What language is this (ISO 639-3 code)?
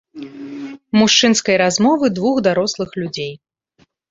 bel